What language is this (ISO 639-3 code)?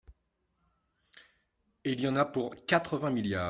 fra